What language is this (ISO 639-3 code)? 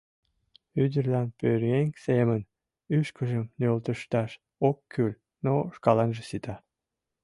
chm